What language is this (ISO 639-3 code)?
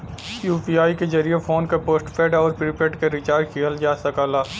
bho